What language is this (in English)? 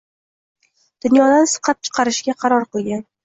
Uzbek